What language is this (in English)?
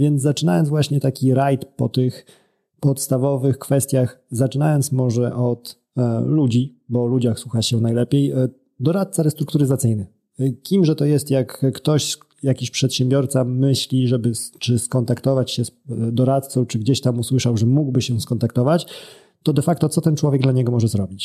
Polish